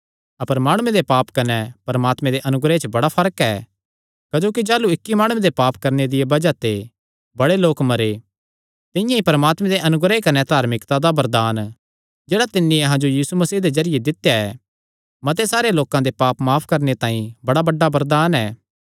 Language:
Kangri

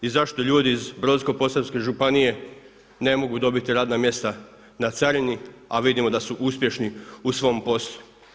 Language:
Croatian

